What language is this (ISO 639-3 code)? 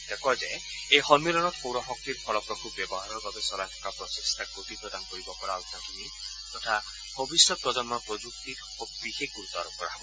asm